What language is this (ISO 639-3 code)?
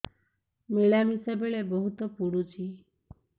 ori